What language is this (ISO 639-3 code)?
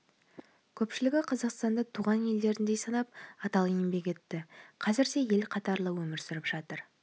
kaz